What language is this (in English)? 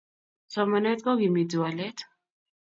Kalenjin